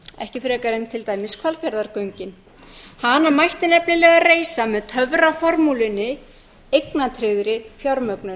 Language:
Icelandic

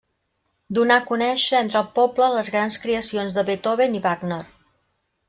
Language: Catalan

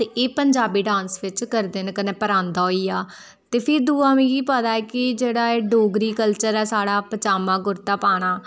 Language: Dogri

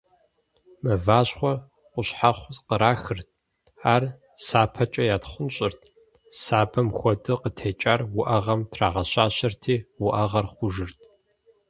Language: Kabardian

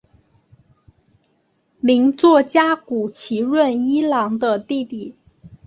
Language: Chinese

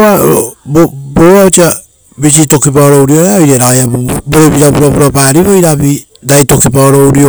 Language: Rotokas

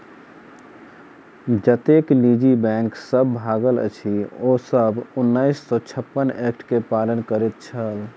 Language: Maithili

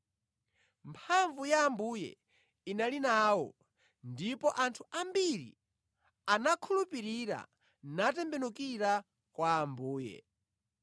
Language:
Nyanja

